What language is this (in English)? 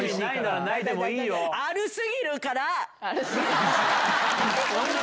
Japanese